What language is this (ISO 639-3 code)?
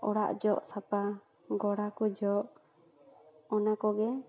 sat